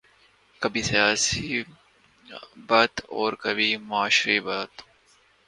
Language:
Urdu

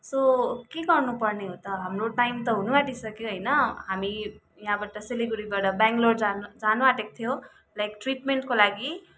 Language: Nepali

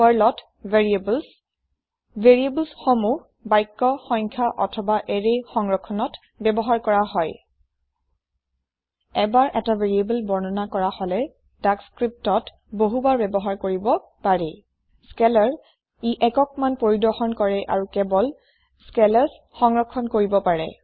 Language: Assamese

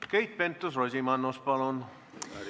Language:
Estonian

